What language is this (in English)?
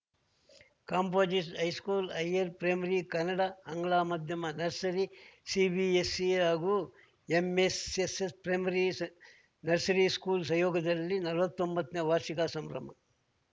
Kannada